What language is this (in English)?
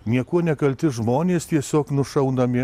Lithuanian